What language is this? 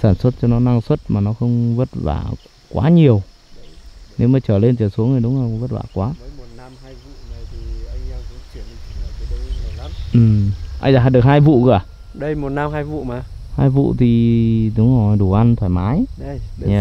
Vietnamese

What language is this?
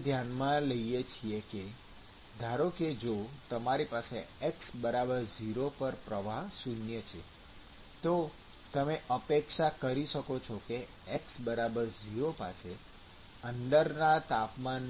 Gujarati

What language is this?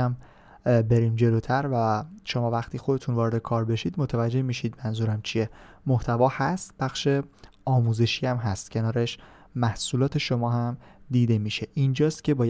Persian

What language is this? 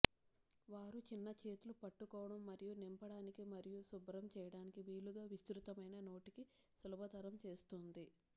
Telugu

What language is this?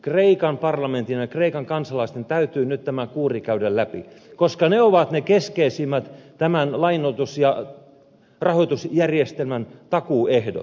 Finnish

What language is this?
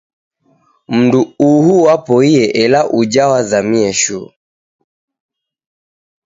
Taita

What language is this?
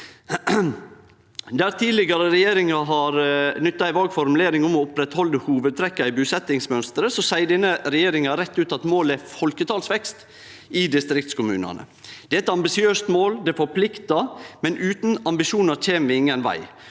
Norwegian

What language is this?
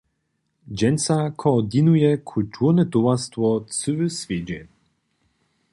Upper Sorbian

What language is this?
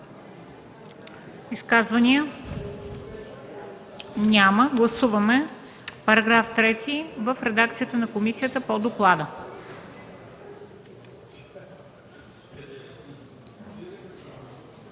Bulgarian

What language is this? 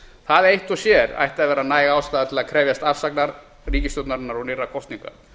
Icelandic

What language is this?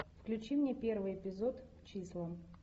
Russian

